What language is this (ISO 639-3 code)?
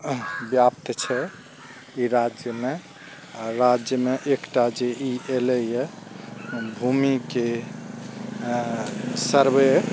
mai